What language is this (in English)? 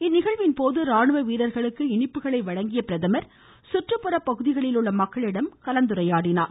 Tamil